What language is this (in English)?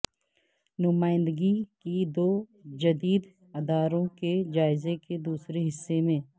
Urdu